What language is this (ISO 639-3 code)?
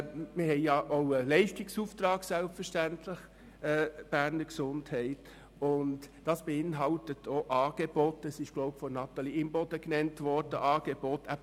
gsw